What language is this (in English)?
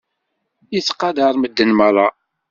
Kabyle